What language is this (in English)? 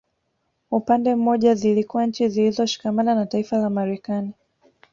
Swahili